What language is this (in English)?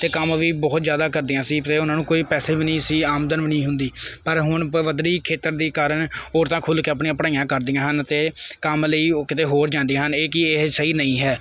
Punjabi